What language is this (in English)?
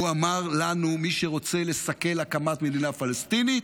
Hebrew